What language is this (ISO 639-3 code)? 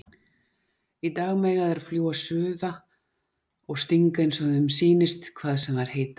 isl